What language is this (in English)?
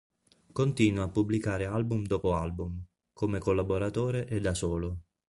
Italian